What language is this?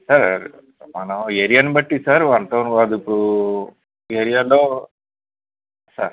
Telugu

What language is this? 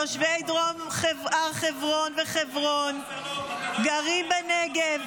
Hebrew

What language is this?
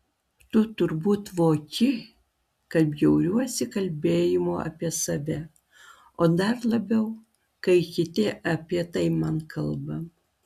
Lithuanian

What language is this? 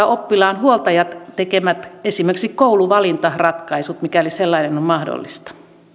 Finnish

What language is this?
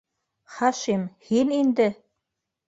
Bashkir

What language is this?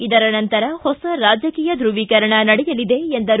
Kannada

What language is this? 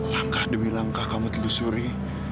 Indonesian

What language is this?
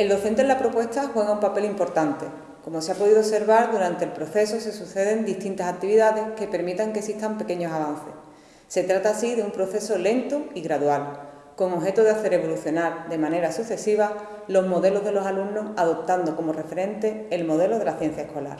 Spanish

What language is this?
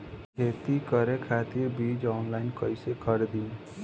Bhojpuri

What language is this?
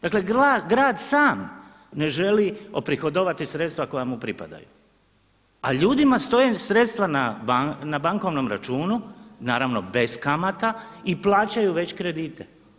Croatian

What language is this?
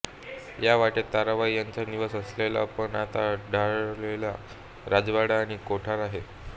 Marathi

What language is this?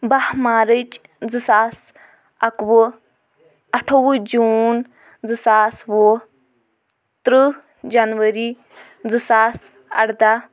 Kashmiri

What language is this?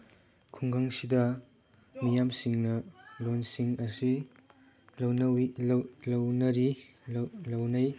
Manipuri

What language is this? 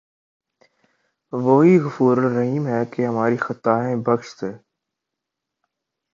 Urdu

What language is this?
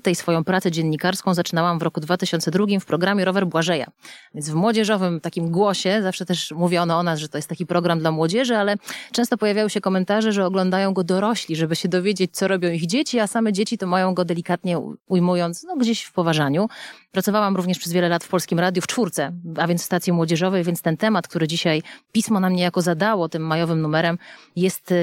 Polish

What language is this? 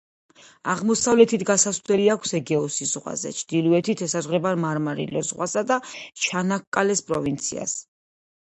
Georgian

